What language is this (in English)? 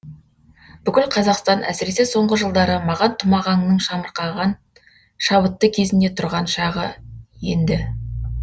Kazakh